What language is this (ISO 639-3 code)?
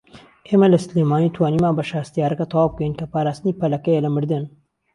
ckb